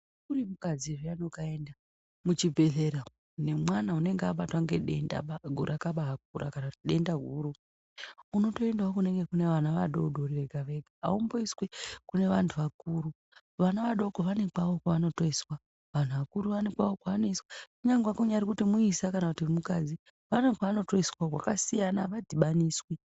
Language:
Ndau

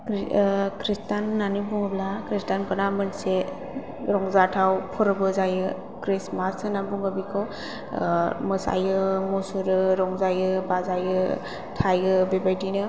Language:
Bodo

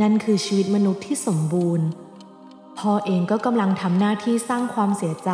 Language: Thai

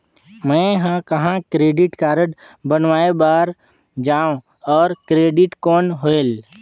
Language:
Chhattisgarhi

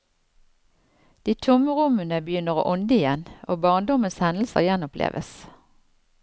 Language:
Norwegian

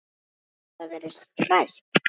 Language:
Icelandic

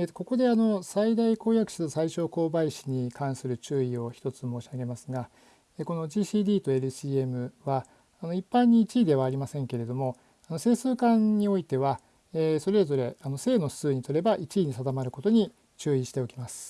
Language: Japanese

